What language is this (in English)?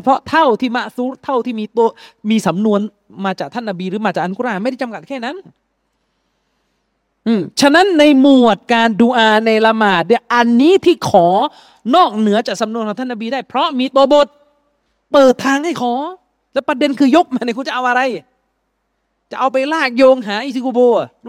Thai